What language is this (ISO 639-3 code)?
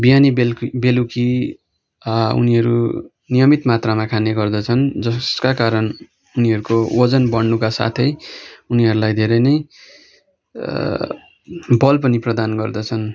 nep